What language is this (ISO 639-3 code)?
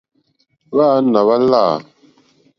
bri